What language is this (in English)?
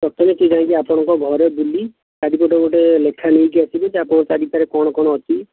Odia